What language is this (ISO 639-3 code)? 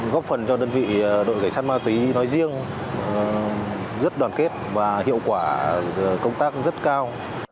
vie